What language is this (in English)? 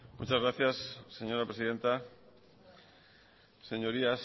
Spanish